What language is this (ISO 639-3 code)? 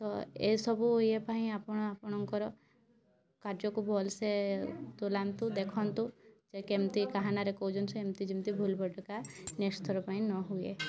ori